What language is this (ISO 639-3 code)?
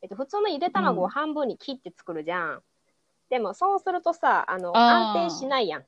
jpn